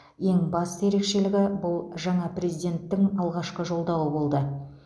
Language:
Kazakh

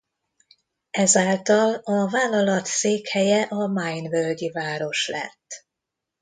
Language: Hungarian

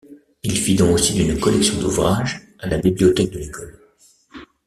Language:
French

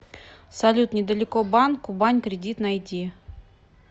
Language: Russian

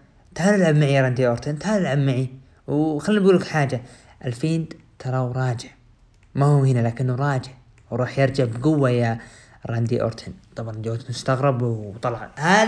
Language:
Arabic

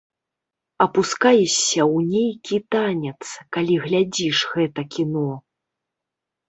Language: Belarusian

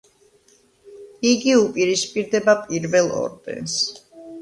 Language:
Georgian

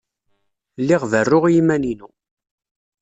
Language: Kabyle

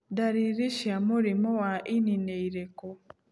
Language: Kikuyu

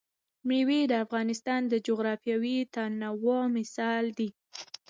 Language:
Pashto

